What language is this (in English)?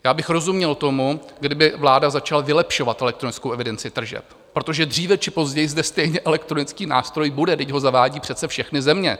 Czech